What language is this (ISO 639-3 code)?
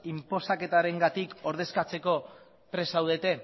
eus